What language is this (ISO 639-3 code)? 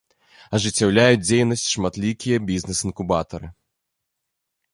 bel